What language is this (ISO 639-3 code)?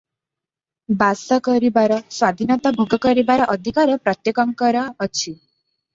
ori